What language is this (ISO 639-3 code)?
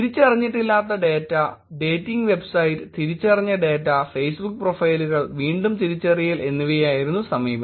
mal